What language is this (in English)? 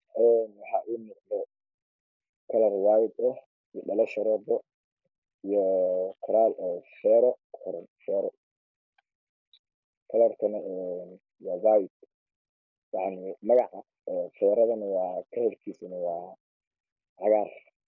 Somali